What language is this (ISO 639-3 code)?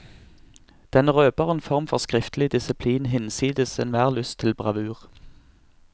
nor